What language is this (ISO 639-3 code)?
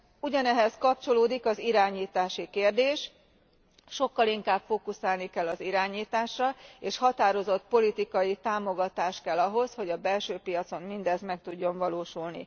hun